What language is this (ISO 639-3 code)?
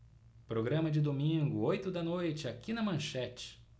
por